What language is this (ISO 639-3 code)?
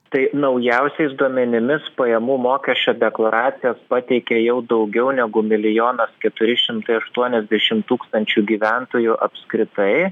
lit